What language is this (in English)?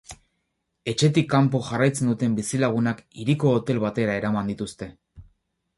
Basque